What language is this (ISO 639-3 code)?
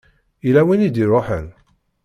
kab